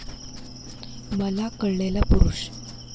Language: Marathi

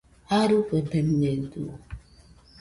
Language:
Nüpode Huitoto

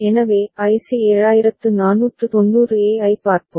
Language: Tamil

